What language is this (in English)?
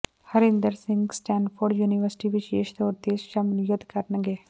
Punjabi